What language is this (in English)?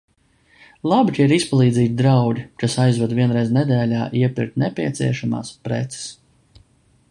Latvian